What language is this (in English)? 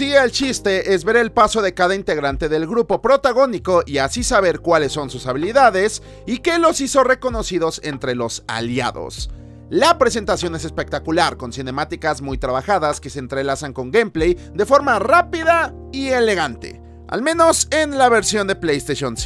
Spanish